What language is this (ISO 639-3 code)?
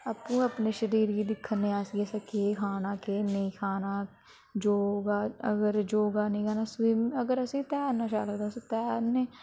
doi